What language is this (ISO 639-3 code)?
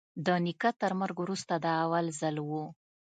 pus